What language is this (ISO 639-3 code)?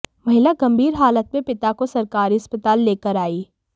hin